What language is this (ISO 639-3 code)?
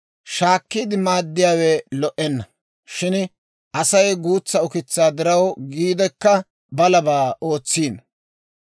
dwr